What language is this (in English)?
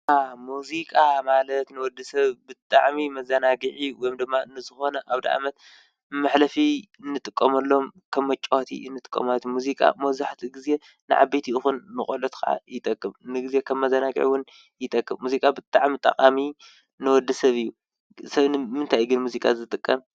Tigrinya